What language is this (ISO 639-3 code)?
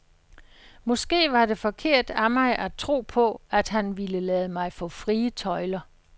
dan